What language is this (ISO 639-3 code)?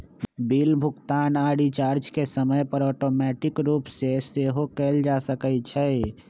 mag